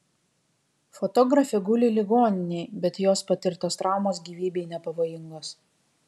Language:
Lithuanian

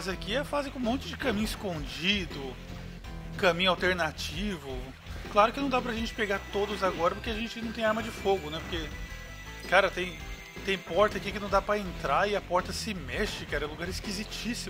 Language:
Portuguese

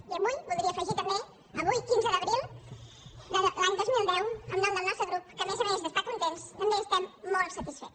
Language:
Catalan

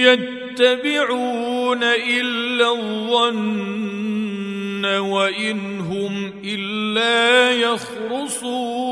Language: Arabic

